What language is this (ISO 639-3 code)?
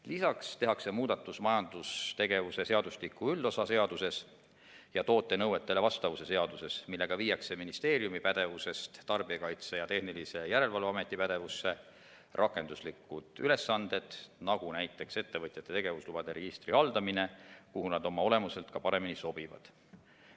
est